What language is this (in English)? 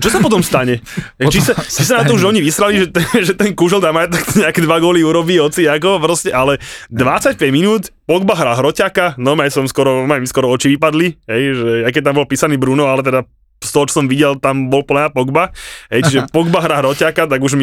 Slovak